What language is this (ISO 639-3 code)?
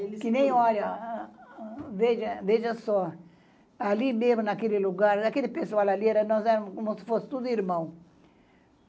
por